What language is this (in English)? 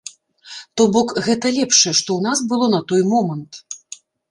Belarusian